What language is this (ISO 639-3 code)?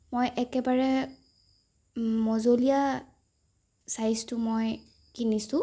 asm